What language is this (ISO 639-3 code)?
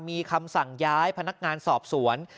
tha